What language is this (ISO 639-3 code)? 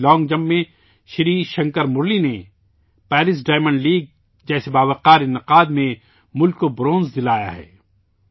urd